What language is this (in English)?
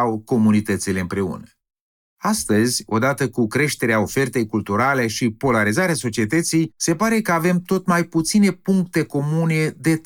Romanian